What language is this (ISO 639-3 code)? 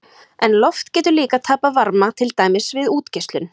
isl